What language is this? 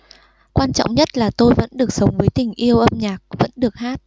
Vietnamese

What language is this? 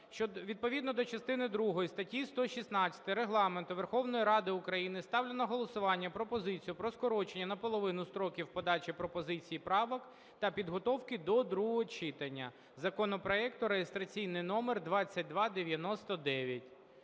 Ukrainian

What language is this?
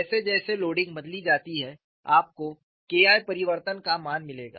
Hindi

